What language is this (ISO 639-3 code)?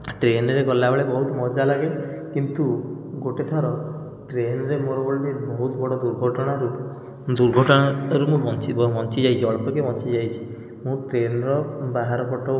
ori